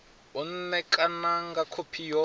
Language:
Venda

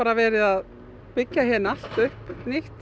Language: Icelandic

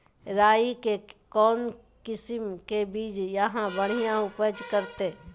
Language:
Magahi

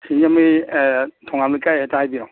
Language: Manipuri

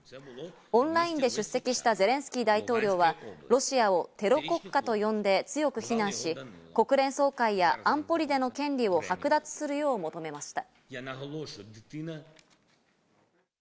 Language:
Japanese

